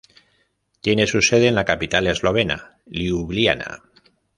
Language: Spanish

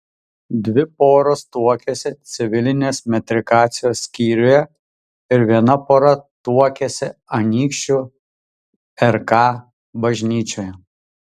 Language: Lithuanian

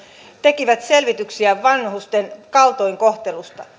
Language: Finnish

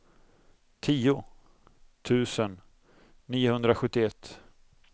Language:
Swedish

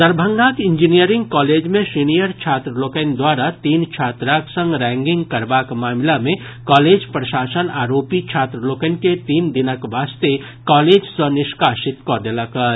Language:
Maithili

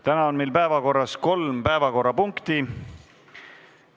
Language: Estonian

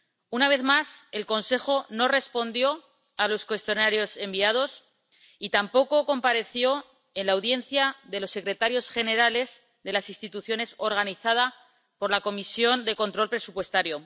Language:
Spanish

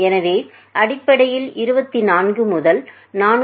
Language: Tamil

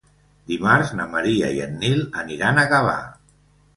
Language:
Catalan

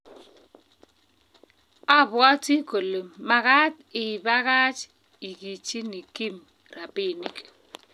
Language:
Kalenjin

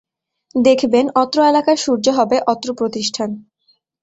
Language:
Bangla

